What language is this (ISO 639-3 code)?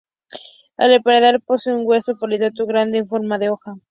spa